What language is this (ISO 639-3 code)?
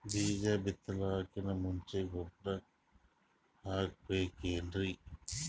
kan